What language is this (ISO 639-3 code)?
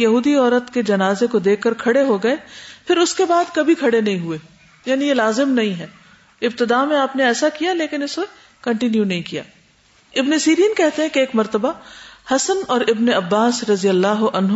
urd